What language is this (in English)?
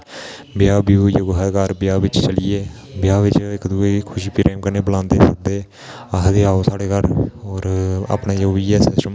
Dogri